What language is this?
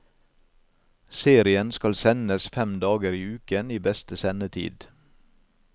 Norwegian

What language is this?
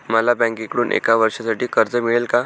Marathi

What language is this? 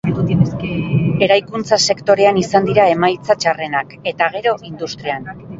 Basque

